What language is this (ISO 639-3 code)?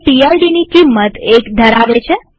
guj